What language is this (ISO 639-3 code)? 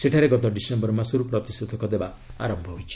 ori